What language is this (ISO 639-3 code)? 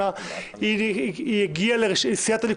heb